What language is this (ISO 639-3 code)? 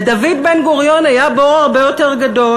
heb